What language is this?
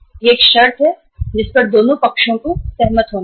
Hindi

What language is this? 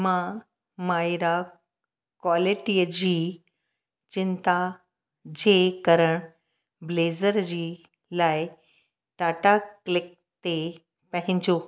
Sindhi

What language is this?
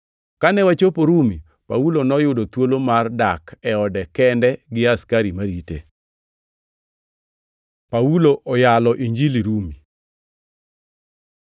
Luo (Kenya and Tanzania)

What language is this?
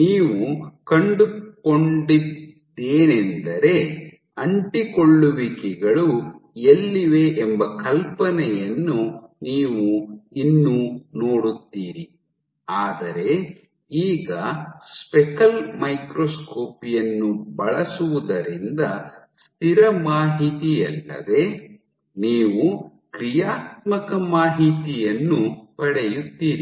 Kannada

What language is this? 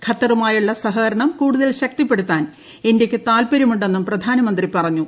Malayalam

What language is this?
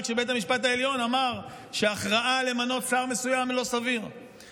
Hebrew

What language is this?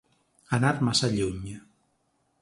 Catalan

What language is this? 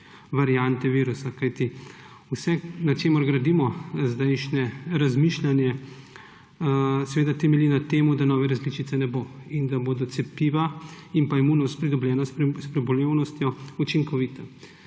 Slovenian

